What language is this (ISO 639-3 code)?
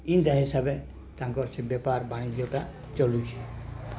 ori